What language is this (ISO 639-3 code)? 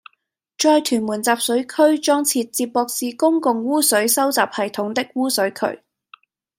yue